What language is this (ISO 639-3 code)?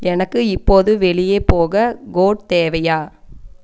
tam